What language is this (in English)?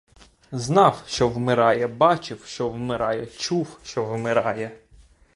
Ukrainian